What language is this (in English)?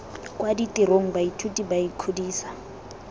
Tswana